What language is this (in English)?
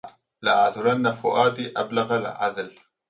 Arabic